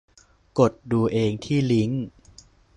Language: Thai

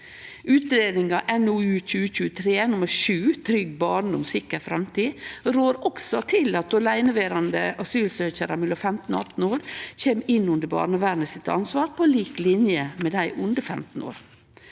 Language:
Norwegian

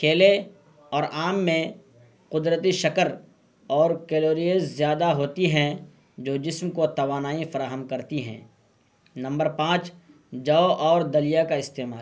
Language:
Urdu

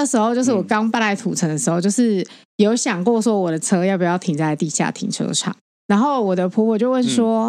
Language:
Chinese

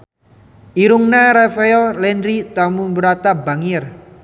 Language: Sundanese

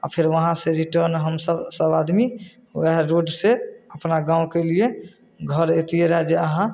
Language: Maithili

